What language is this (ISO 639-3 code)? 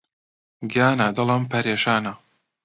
ckb